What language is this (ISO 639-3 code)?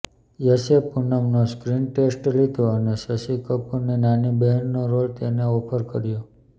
guj